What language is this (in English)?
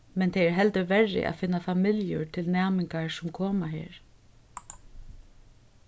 Faroese